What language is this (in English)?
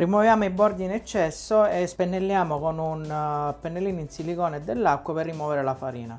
Italian